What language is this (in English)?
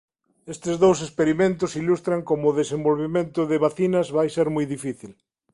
Galician